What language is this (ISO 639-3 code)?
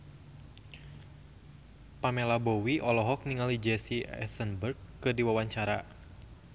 sun